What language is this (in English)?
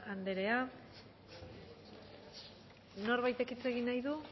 Basque